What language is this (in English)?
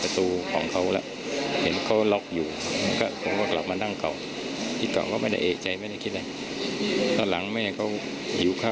Thai